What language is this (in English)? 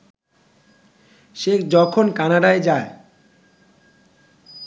Bangla